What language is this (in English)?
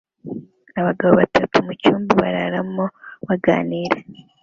Kinyarwanda